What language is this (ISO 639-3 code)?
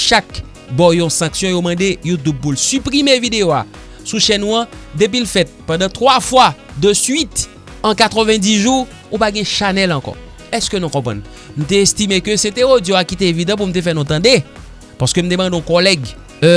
fra